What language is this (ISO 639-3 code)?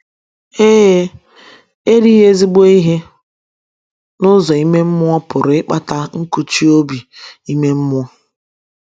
ibo